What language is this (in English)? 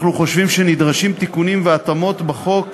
Hebrew